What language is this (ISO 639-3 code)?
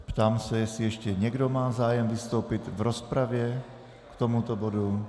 ces